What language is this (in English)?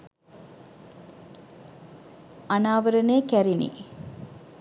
Sinhala